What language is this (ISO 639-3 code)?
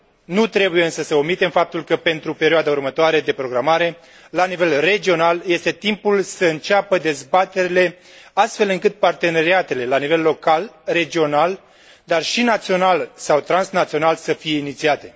ron